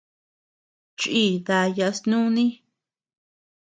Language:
Tepeuxila Cuicatec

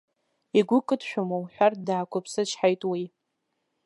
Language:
Abkhazian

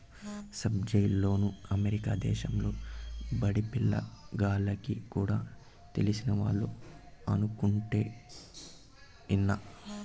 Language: Telugu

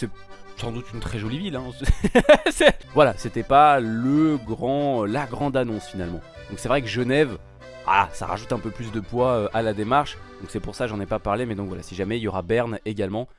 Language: French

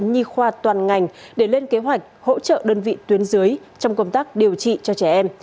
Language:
Vietnamese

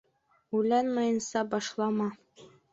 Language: Bashkir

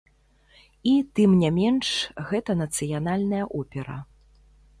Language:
Belarusian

